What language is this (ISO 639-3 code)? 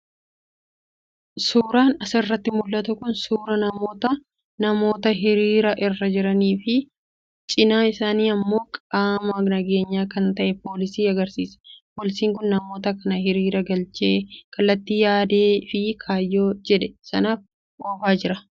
orm